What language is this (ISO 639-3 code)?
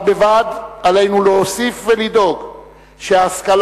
heb